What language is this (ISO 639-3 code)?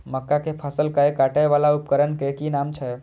mai